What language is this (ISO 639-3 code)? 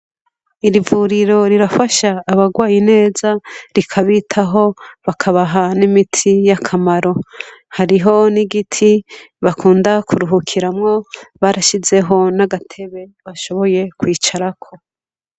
run